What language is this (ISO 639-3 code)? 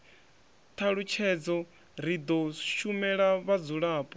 ven